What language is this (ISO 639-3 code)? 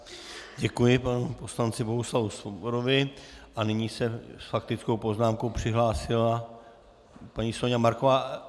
ces